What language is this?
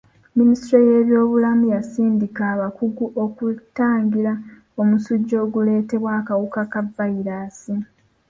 Ganda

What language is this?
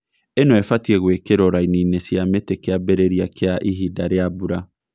Kikuyu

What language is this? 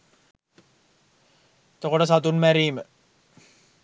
Sinhala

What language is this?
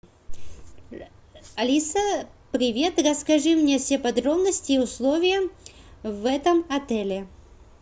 Russian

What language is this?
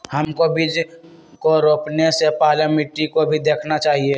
Magahi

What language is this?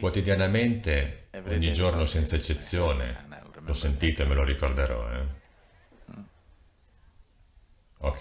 Italian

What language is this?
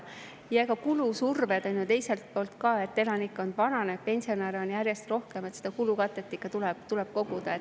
Estonian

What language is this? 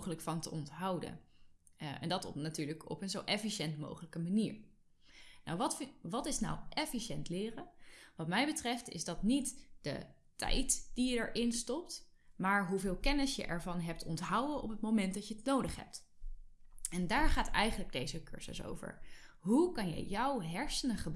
Dutch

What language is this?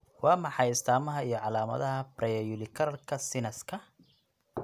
Somali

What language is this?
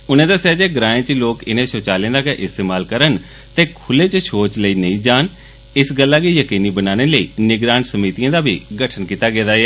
Dogri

